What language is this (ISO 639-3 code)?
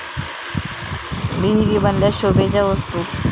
mar